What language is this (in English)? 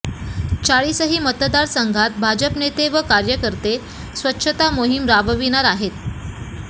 Marathi